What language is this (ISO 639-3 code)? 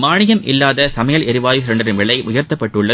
tam